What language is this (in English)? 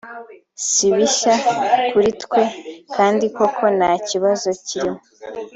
Kinyarwanda